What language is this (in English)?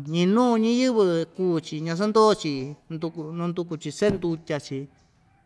Ixtayutla Mixtec